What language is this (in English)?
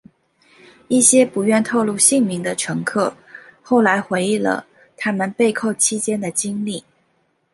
Chinese